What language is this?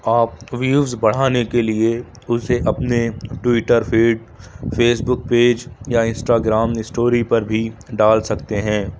Urdu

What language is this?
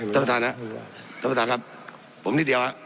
Thai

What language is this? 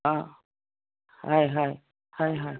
Assamese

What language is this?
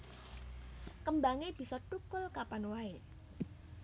Javanese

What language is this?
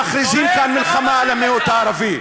Hebrew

